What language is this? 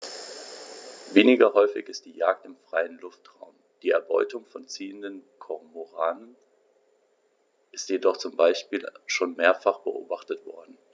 German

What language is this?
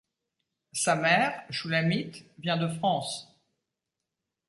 French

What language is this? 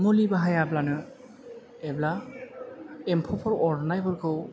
Bodo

